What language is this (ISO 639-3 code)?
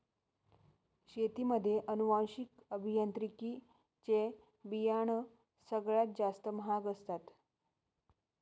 mar